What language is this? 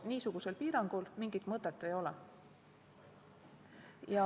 Estonian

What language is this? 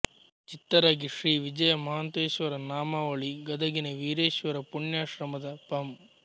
Kannada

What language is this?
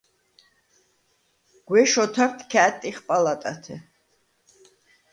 Svan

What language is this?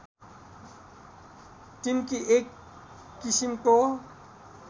Nepali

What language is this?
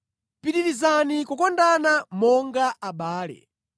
Nyanja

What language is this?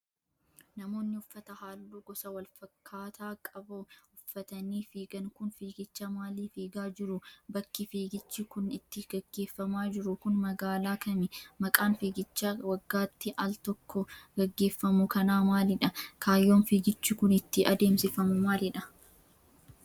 Oromo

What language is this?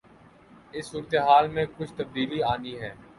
Urdu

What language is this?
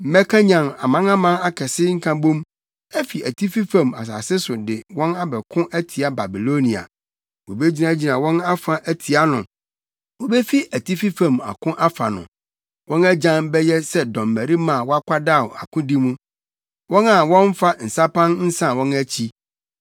Akan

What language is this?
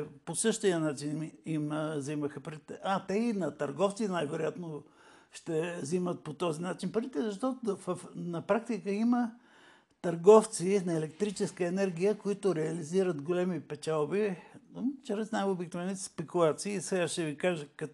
Bulgarian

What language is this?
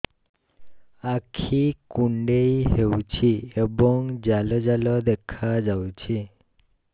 Odia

